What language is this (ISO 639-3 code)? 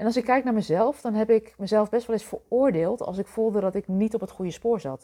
nld